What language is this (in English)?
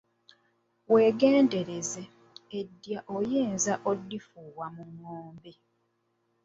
Ganda